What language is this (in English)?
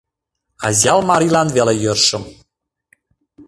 Mari